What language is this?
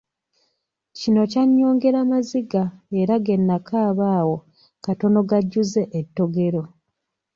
Ganda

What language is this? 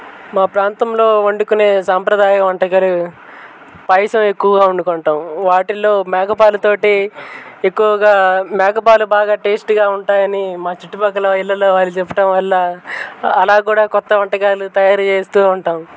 Telugu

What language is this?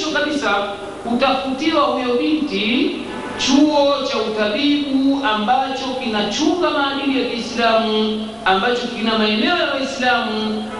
Swahili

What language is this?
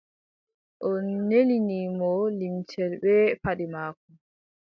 Adamawa Fulfulde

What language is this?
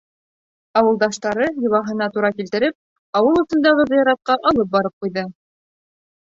Bashkir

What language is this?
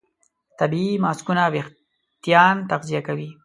Pashto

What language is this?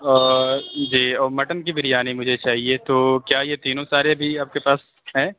Urdu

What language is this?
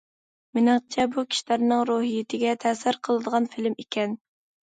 Uyghur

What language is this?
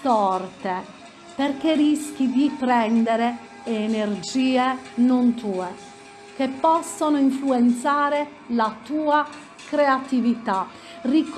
Italian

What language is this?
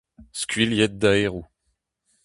Breton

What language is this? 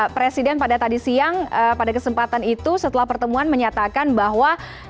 Indonesian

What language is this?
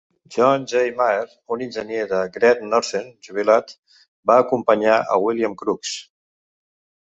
Catalan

